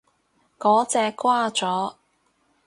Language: Cantonese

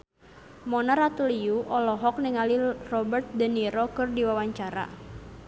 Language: Sundanese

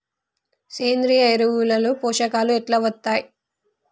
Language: Telugu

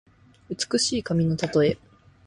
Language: Japanese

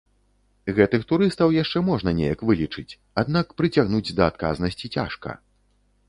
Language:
Belarusian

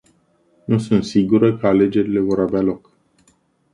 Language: Romanian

